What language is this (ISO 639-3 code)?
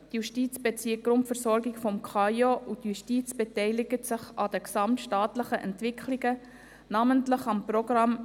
gsw